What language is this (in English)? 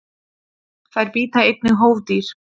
Icelandic